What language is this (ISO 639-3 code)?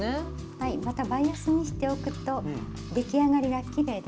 jpn